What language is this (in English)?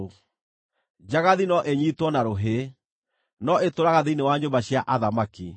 Kikuyu